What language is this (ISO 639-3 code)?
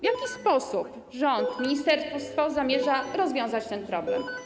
pol